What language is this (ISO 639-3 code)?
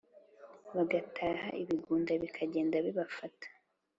kin